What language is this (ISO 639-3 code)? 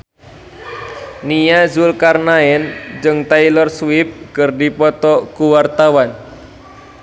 sun